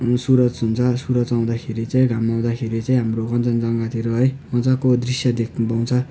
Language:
Nepali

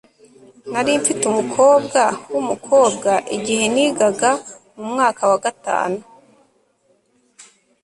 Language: Kinyarwanda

